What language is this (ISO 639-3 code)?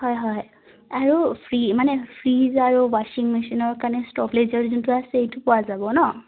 asm